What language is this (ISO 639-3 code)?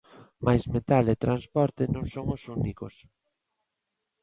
glg